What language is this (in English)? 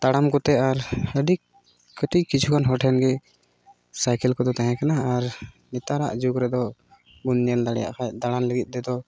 Santali